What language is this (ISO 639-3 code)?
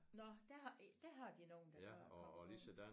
dan